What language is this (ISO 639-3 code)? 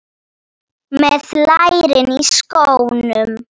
isl